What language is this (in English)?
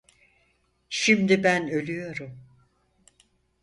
Turkish